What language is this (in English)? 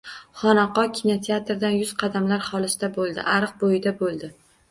Uzbek